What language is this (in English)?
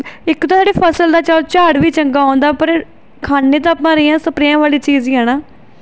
Punjabi